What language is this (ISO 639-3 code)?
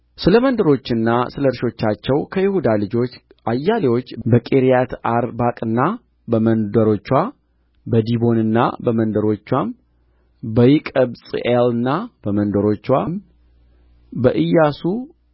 amh